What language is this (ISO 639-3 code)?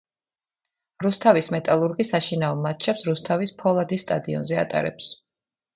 kat